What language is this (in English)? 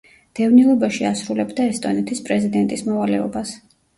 Georgian